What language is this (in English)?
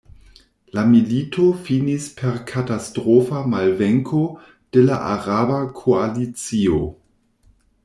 Esperanto